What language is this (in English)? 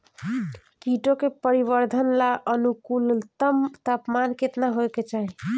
Bhojpuri